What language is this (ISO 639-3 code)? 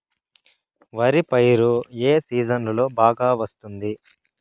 tel